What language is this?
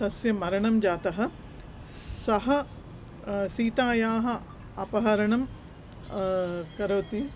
Sanskrit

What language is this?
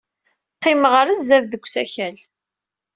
Kabyle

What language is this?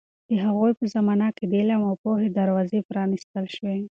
Pashto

